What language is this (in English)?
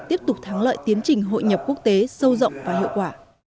Vietnamese